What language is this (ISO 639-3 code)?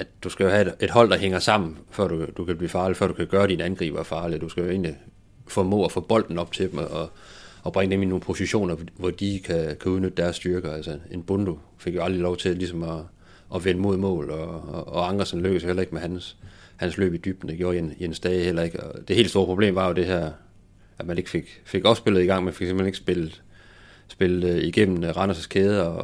dan